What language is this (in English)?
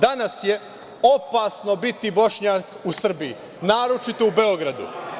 Serbian